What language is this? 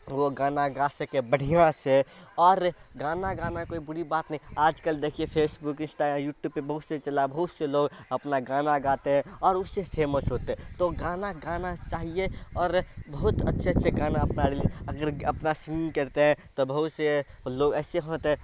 Urdu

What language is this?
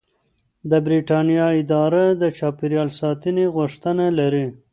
Pashto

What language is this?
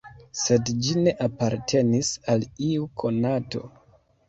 Esperanto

